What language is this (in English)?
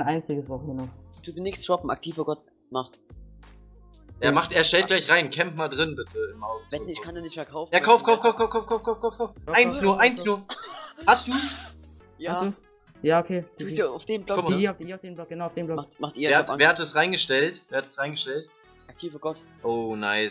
German